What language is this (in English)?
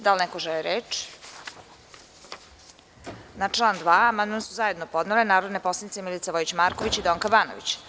Serbian